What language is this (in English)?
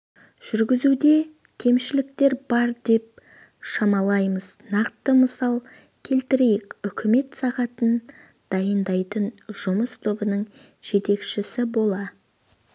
Kazakh